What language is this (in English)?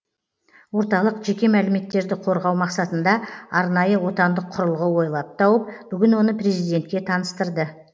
Kazakh